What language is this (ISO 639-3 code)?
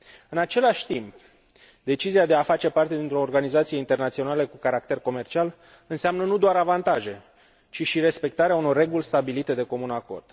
ron